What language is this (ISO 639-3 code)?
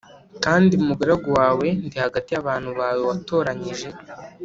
kin